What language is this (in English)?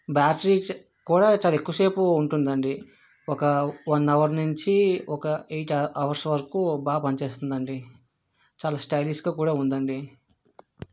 Telugu